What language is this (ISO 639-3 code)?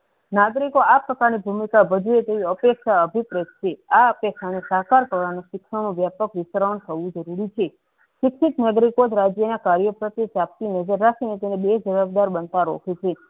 guj